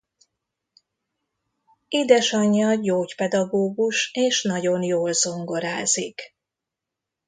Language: Hungarian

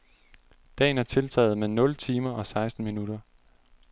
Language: Danish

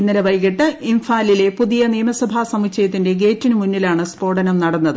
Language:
Malayalam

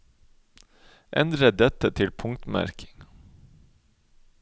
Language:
Norwegian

